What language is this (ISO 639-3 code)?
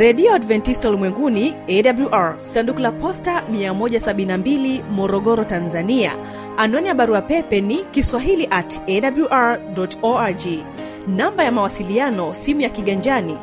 swa